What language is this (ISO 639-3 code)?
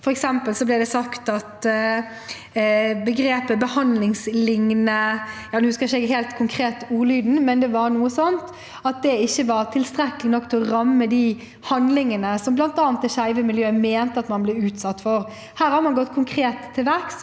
nor